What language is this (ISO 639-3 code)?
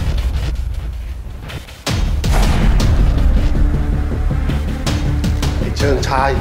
tha